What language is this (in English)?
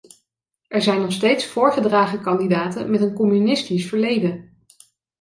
Dutch